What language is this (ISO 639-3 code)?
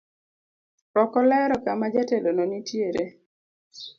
luo